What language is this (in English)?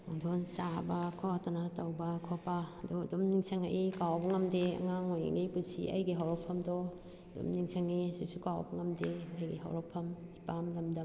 Manipuri